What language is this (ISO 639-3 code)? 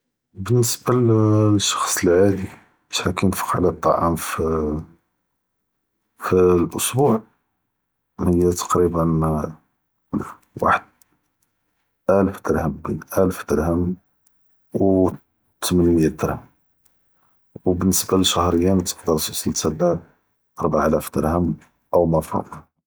jrb